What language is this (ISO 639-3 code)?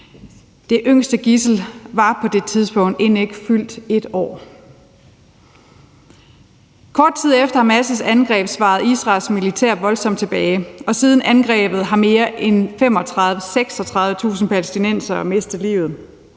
dan